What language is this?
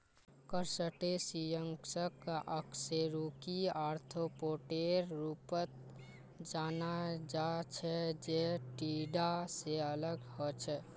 Magahi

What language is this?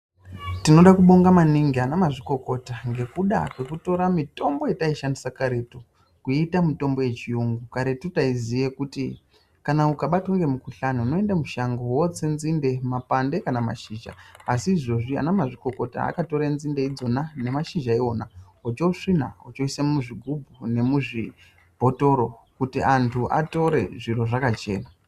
Ndau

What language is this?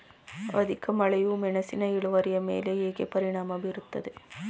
Kannada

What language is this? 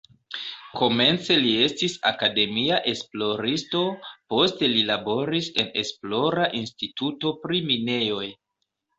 Esperanto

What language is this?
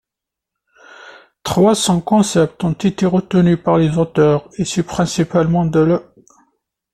French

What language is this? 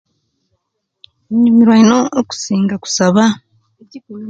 Kenyi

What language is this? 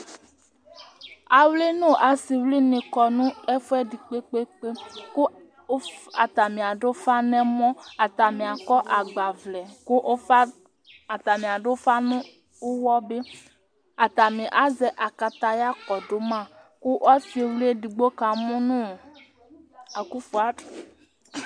Ikposo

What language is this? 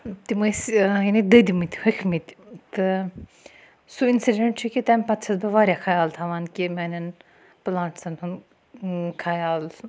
Kashmiri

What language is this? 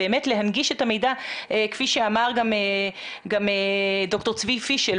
Hebrew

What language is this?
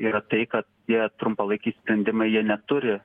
Lithuanian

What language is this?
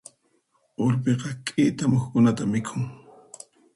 Puno Quechua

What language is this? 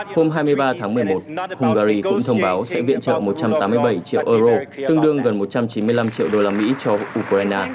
Vietnamese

